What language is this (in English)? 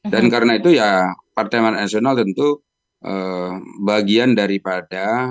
Indonesian